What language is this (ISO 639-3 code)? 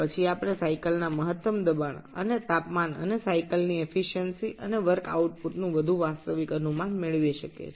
ben